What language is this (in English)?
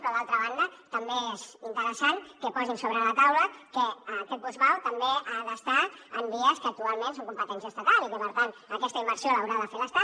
Catalan